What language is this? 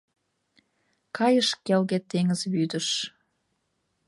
Mari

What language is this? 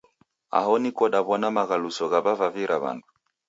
Taita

